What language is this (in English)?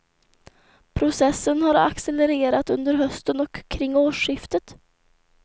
Swedish